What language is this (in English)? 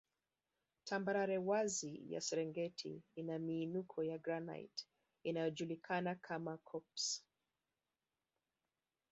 Swahili